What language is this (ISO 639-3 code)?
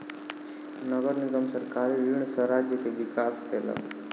mai